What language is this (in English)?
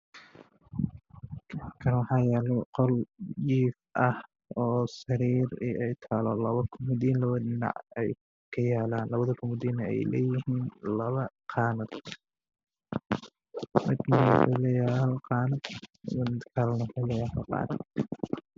Somali